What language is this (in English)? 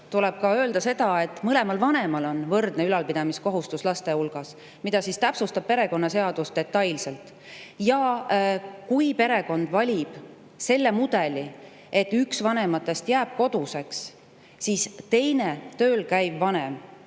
Estonian